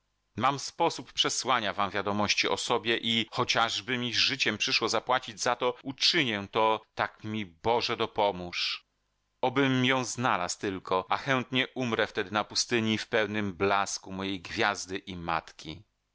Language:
Polish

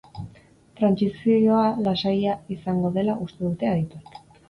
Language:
Basque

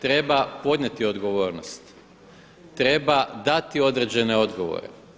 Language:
Croatian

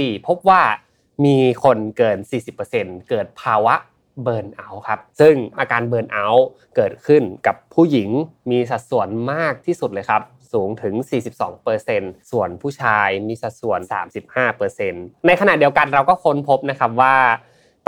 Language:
Thai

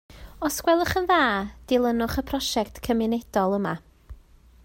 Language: Welsh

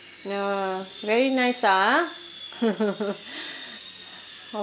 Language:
English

